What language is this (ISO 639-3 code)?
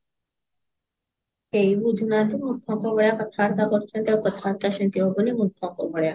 ori